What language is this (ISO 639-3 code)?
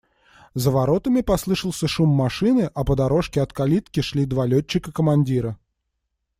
rus